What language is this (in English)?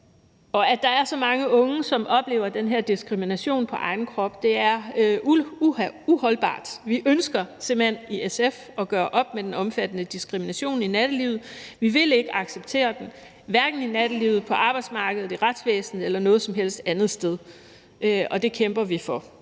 Danish